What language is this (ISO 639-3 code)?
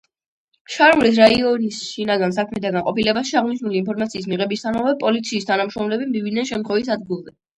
kat